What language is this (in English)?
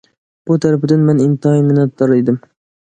Uyghur